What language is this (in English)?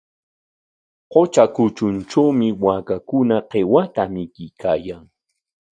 Corongo Ancash Quechua